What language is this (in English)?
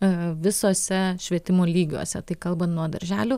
Lithuanian